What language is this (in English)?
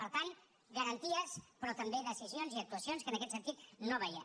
Catalan